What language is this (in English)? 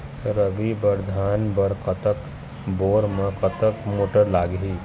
Chhattisgarhi